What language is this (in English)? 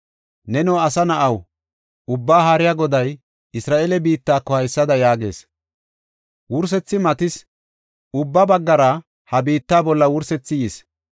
Gofa